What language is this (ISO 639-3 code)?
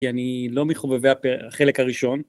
heb